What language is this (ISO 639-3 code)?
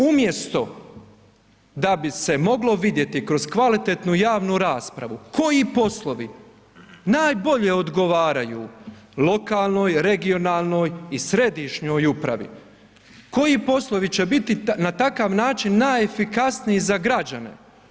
hrv